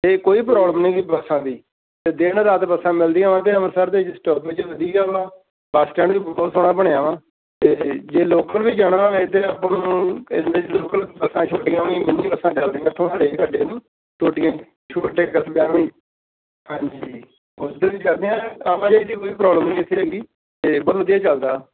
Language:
Punjabi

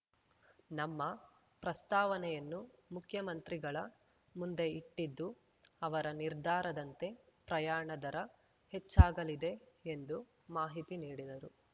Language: Kannada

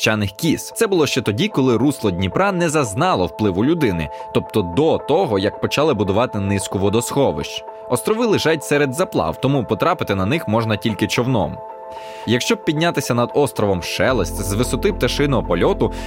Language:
Ukrainian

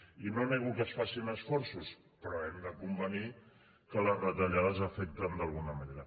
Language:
Catalan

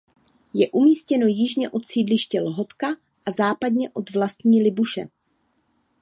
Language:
Czech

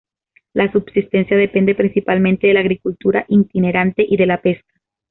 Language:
Spanish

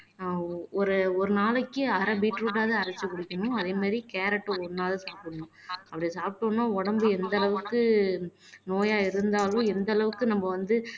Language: Tamil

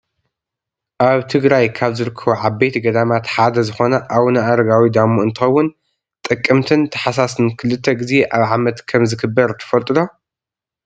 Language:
Tigrinya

